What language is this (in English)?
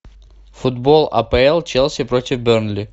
Russian